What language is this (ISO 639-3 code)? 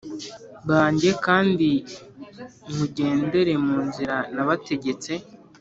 kin